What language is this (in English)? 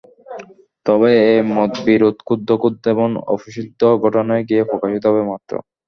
Bangla